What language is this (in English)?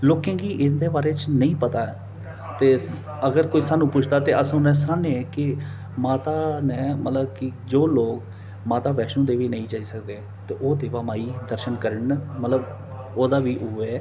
Dogri